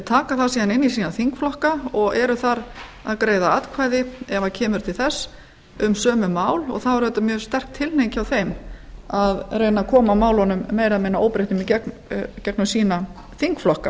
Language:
Icelandic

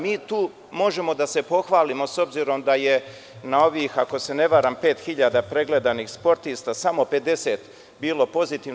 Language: Serbian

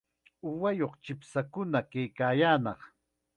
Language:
Chiquián Ancash Quechua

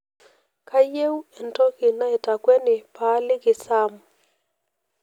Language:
Masai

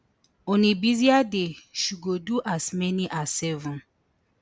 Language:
Nigerian Pidgin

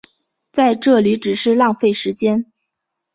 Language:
Chinese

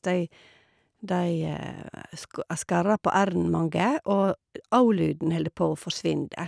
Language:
Norwegian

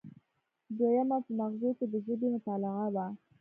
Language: Pashto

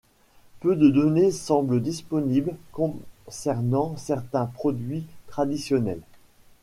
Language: French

